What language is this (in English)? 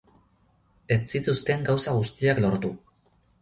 Basque